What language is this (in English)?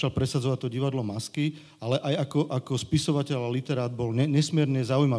Slovak